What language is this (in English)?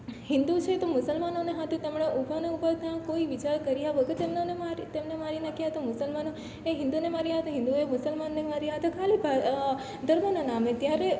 Gujarati